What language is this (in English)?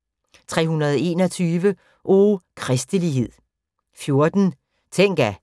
Danish